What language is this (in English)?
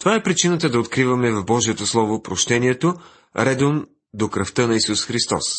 Bulgarian